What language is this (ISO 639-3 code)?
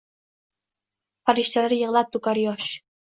uzb